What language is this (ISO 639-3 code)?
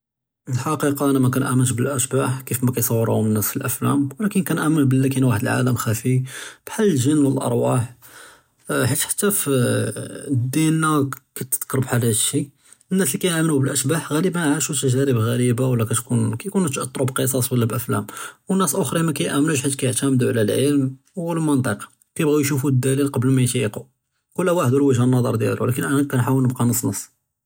jrb